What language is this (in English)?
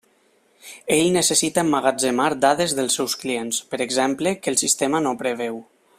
Catalan